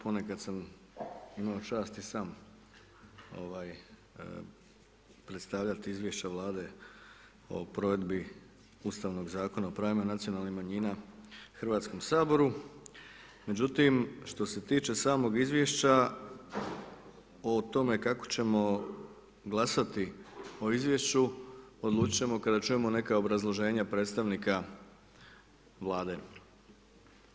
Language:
Croatian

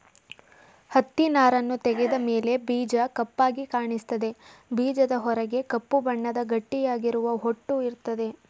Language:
Kannada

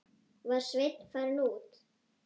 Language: Icelandic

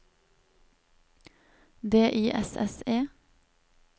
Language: Norwegian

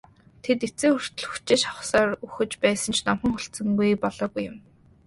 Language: Mongolian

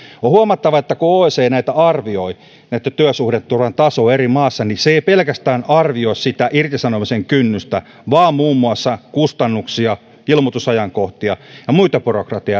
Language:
Finnish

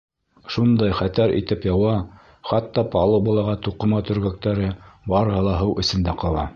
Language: Bashkir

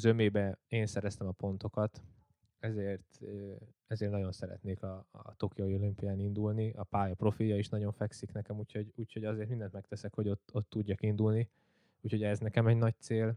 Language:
Hungarian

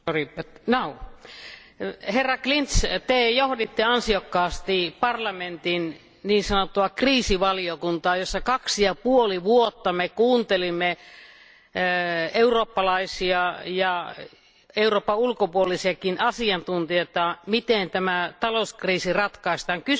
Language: Finnish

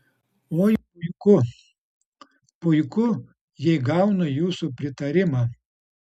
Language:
Lithuanian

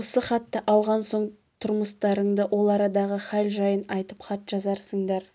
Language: Kazakh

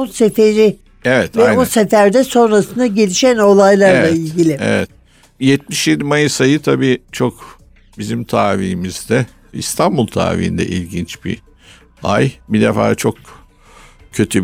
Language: Turkish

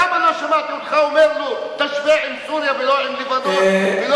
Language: Hebrew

